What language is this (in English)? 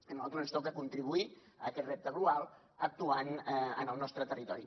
Catalan